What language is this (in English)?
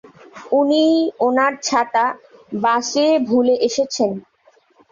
Bangla